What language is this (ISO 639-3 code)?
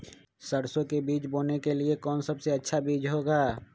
mag